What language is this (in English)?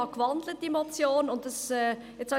Swiss German